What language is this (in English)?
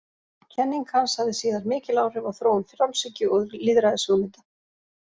Icelandic